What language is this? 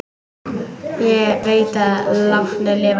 Icelandic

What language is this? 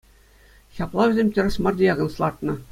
Chuvash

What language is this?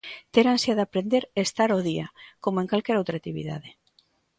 Galician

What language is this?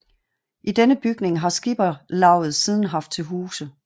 Danish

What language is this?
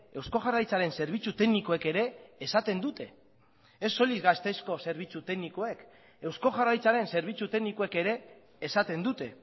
Basque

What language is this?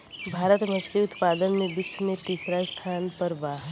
Bhojpuri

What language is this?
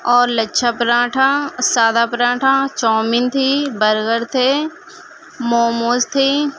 Urdu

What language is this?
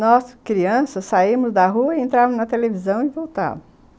Portuguese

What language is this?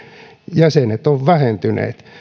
Finnish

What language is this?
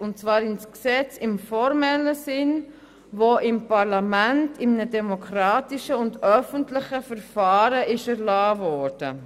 Swiss German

